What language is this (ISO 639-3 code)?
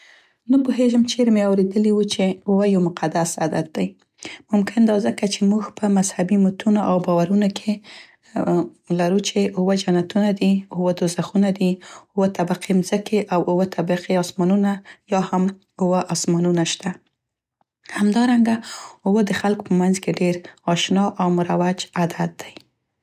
pst